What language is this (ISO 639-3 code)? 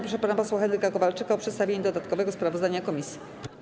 pol